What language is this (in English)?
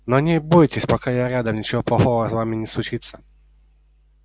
Russian